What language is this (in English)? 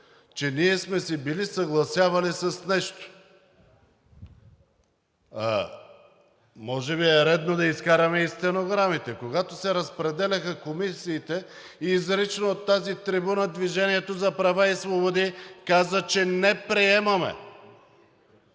Bulgarian